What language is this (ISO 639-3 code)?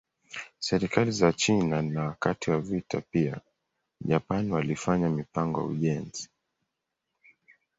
swa